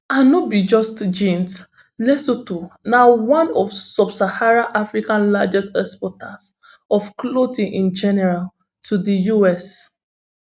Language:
Nigerian Pidgin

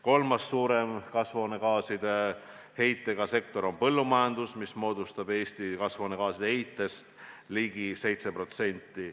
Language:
Estonian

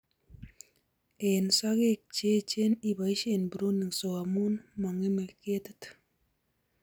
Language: Kalenjin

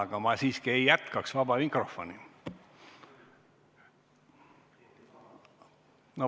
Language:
Estonian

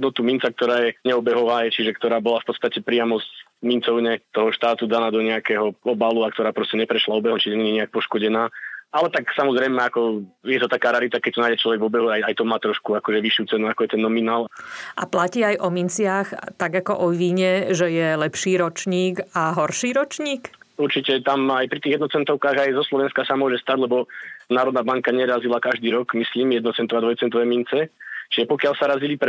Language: Slovak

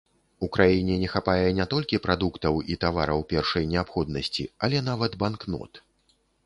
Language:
Belarusian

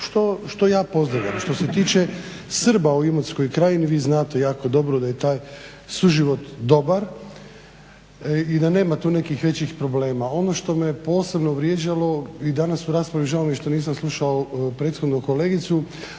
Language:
Croatian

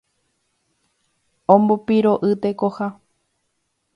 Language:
Guarani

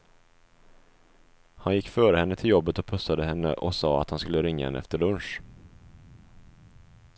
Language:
Swedish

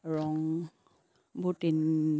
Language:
Assamese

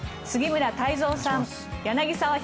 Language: Japanese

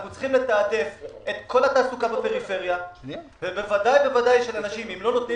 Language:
Hebrew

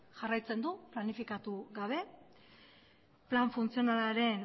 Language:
Basque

